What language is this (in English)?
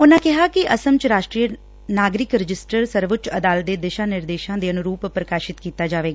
Punjabi